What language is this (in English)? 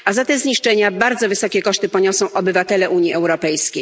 Polish